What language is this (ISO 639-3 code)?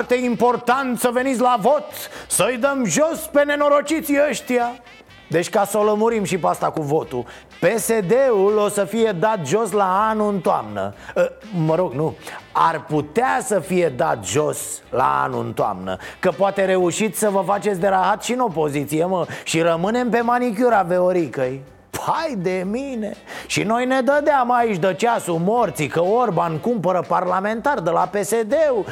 ron